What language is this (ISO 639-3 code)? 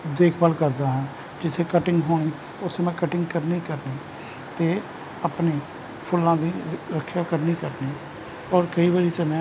pan